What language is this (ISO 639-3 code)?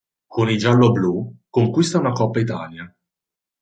ita